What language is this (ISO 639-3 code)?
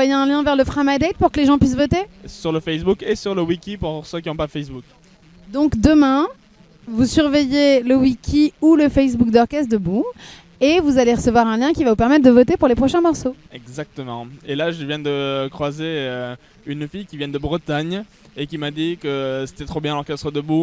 fra